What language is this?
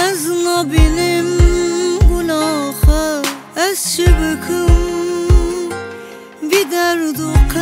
Turkish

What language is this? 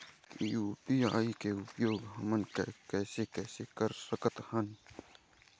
Chhattisgarhi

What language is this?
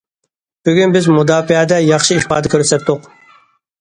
Uyghur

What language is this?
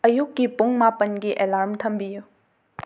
Manipuri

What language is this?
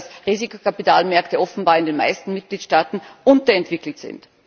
German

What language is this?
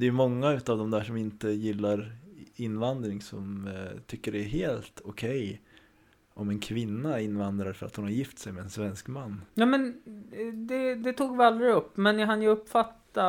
Swedish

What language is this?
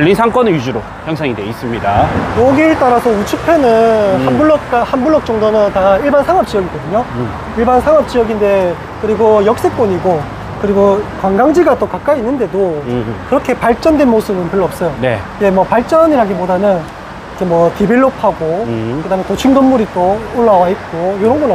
Korean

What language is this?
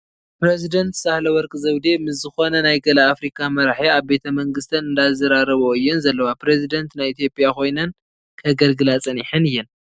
Tigrinya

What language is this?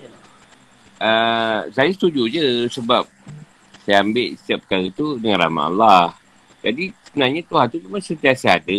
Malay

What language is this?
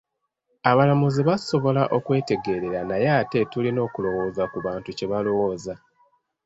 Ganda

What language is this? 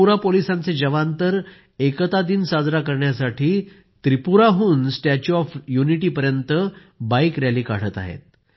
Marathi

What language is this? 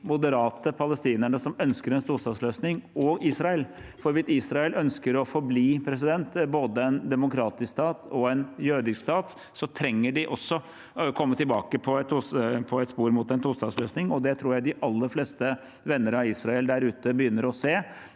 Norwegian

